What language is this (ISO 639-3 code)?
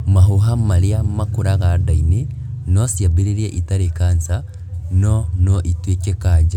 kik